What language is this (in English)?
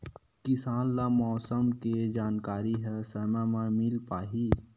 Chhattisgarhi